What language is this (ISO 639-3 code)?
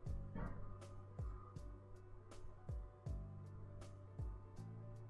eng